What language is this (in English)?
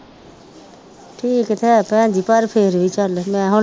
Punjabi